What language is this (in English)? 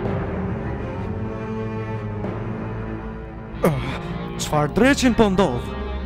Romanian